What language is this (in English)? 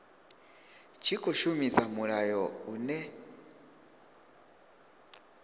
Venda